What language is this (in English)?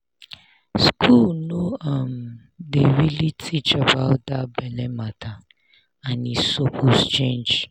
Nigerian Pidgin